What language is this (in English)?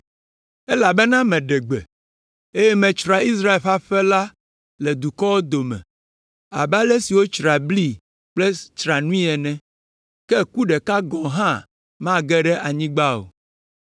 Ewe